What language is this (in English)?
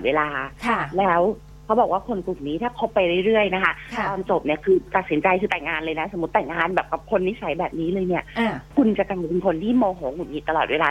Thai